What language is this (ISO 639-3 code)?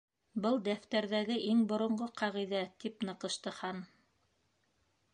bak